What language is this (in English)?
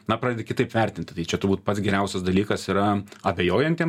Lithuanian